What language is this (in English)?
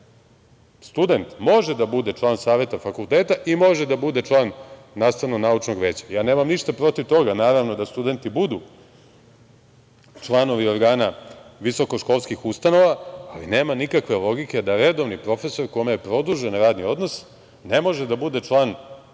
Serbian